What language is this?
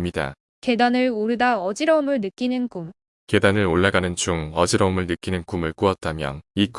Korean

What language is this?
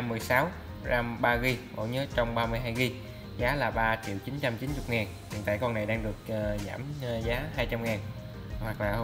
Vietnamese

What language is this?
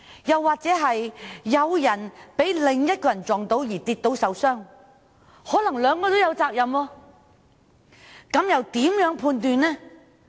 Cantonese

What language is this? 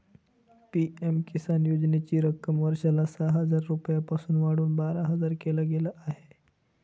Marathi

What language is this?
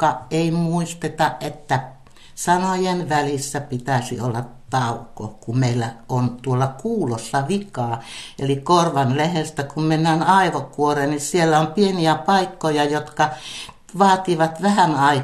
Finnish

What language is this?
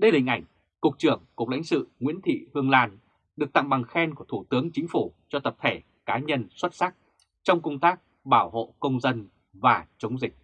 Vietnamese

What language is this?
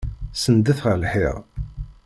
Kabyle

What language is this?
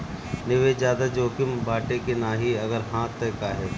Bhojpuri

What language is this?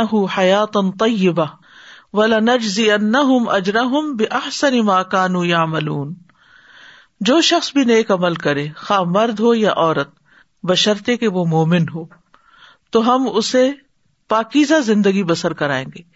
Urdu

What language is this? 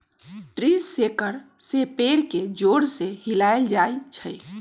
Magahi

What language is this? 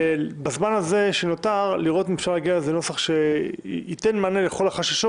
Hebrew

